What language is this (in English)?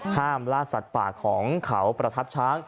Thai